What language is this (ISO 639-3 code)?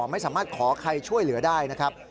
tha